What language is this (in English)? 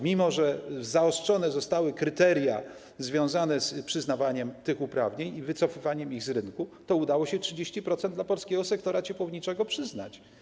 Polish